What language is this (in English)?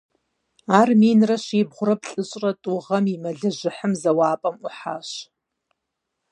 Kabardian